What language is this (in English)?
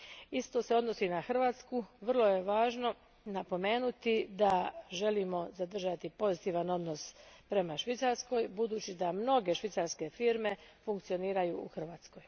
Croatian